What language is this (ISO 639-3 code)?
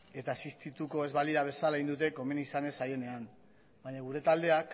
eus